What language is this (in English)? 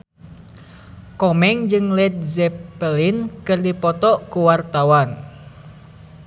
Sundanese